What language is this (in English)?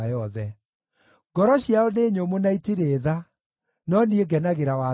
Kikuyu